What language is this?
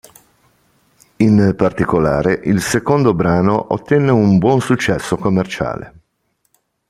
Italian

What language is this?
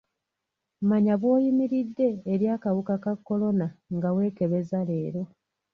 Ganda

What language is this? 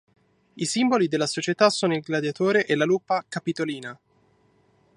Italian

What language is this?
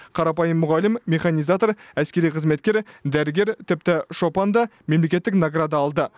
Kazakh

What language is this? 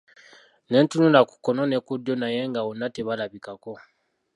Ganda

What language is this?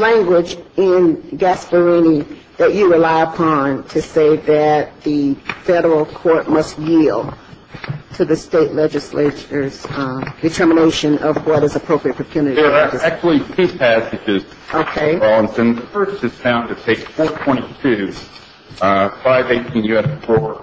English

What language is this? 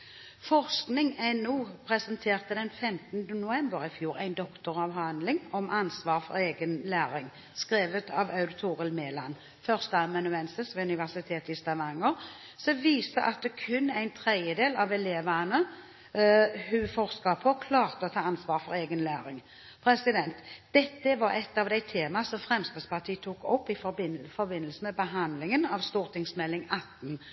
Norwegian Bokmål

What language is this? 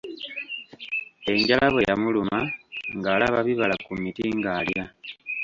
Ganda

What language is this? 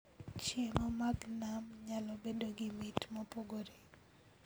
Luo (Kenya and Tanzania)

